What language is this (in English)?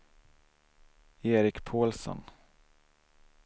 Swedish